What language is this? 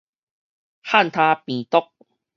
Min Nan Chinese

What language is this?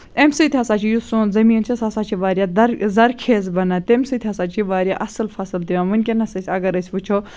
Kashmiri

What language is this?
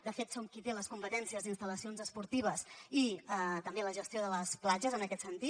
Catalan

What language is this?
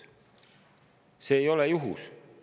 Estonian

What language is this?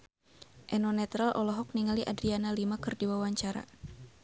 Sundanese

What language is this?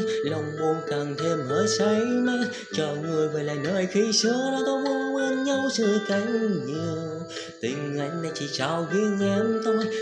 Vietnamese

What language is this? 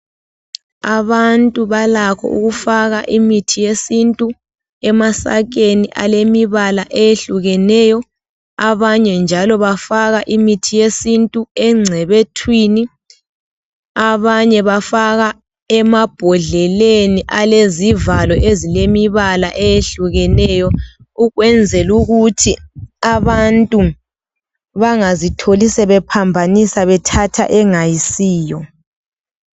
North Ndebele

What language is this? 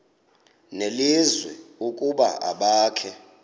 Xhosa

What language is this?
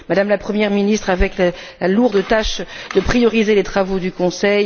French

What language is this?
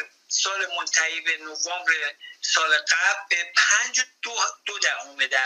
Persian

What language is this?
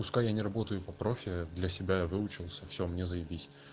Russian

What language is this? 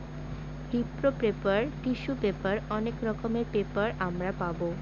Bangla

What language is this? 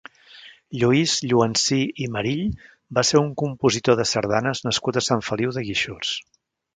Catalan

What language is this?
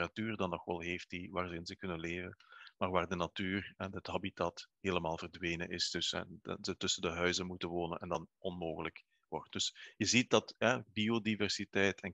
Dutch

